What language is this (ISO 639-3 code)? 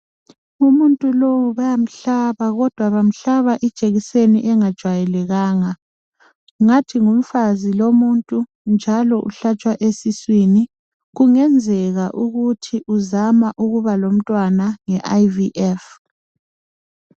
nde